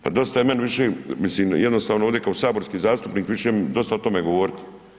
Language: Croatian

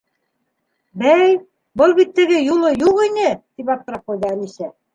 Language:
Bashkir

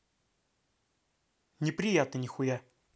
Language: Russian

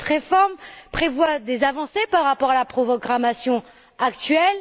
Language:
French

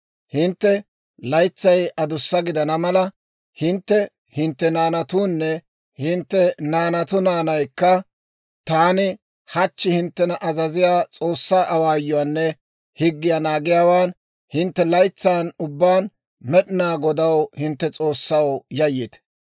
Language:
Dawro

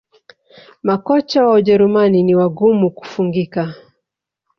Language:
Swahili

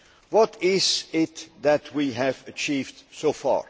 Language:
English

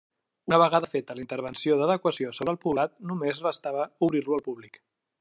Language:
Catalan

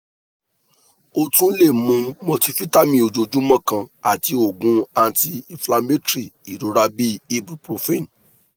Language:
Yoruba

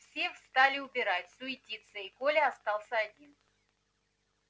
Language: Russian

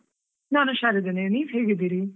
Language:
Kannada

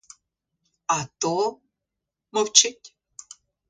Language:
Ukrainian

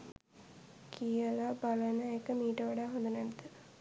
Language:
Sinhala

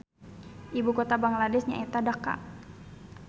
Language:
Sundanese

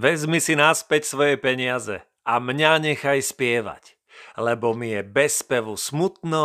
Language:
Slovak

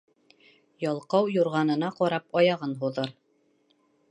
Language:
Bashkir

